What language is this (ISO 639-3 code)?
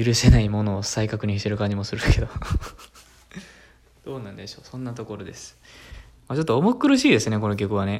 jpn